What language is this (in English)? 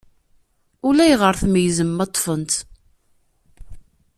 Kabyle